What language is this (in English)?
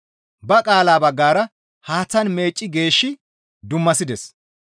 Gamo